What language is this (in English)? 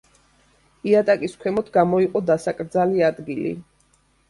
Georgian